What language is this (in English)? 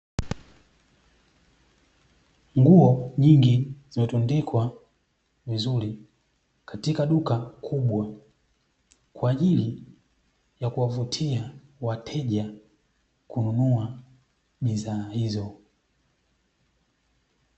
Swahili